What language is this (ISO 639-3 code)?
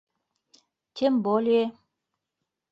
bak